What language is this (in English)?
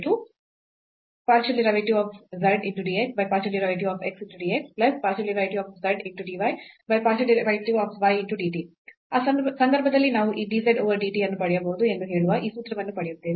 Kannada